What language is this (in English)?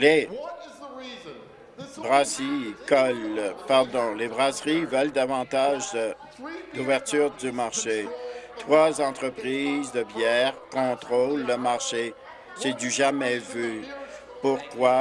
French